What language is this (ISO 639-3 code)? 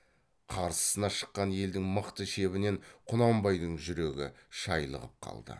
kaz